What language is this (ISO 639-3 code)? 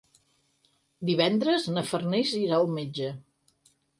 cat